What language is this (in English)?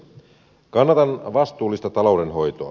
Finnish